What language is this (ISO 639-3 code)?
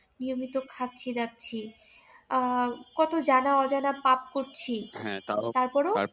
ben